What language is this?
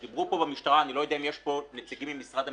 Hebrew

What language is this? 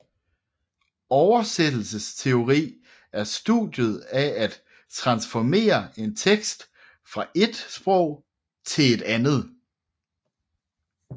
Danish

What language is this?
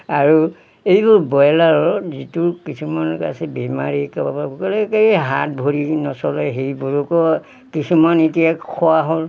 Assamese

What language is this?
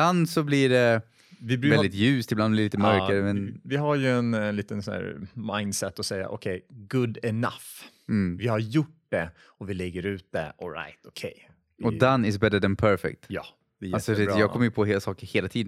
Swedish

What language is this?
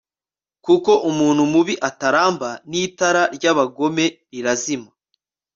Kinyarwanda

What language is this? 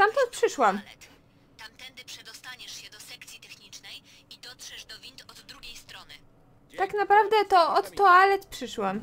Polish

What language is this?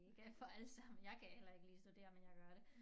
Danish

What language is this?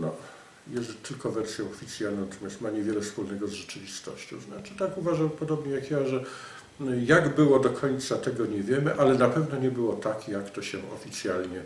Polish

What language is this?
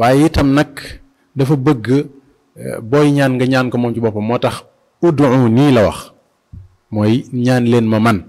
Indonesian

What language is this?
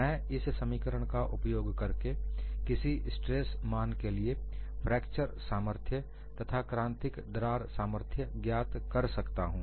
Hindi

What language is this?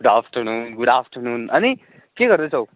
Nepali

